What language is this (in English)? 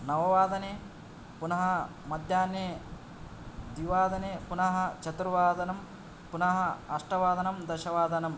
Sanskrit